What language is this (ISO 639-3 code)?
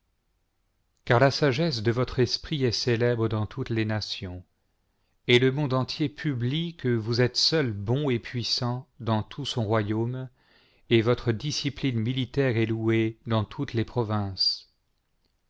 fra